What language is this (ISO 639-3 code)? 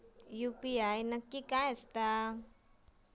mar